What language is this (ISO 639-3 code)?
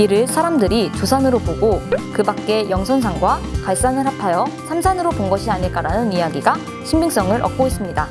kor